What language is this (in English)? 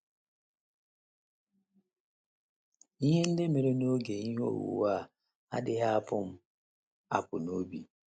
Igbo